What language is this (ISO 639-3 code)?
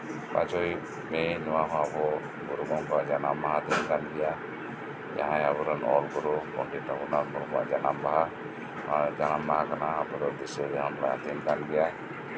sat